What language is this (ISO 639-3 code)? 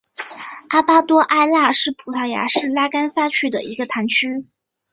zho